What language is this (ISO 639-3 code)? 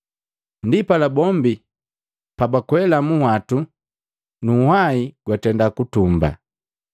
mgv